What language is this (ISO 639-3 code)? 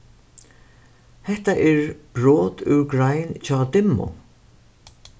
fao